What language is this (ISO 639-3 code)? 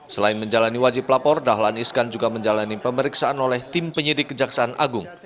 ind